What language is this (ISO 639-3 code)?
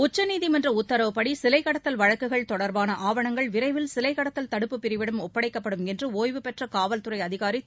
tam